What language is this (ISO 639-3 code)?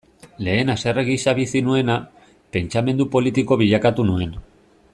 eus